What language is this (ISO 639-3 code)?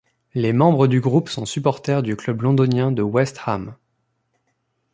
fra